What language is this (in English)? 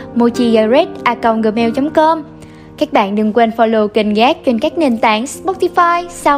Vietnamese